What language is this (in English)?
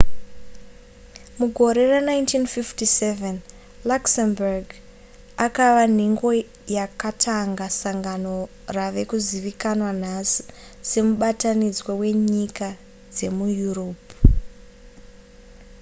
Shona